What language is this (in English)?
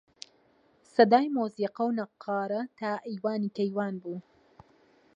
Central Kurdish